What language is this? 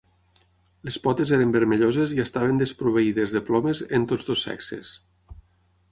Catalan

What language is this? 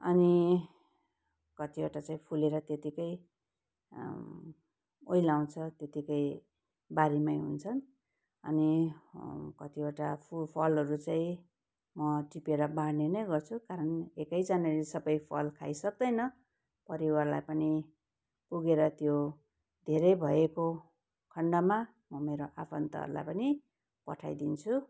Nepali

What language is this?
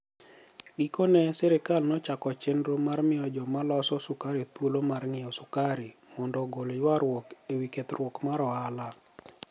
Luo (Kenya and Tanzania)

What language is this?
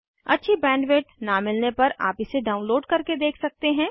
Hindi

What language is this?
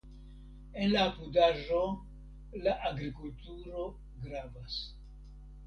Esperanto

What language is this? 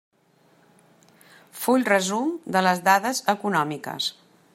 Catalan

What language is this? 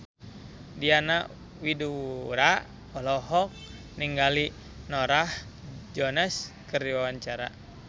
Sundanese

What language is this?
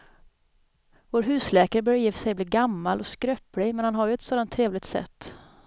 Swedish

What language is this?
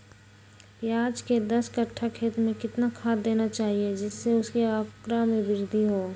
Magahi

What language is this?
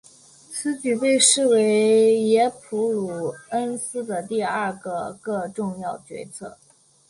Chinese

